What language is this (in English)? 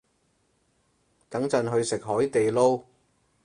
Cantonese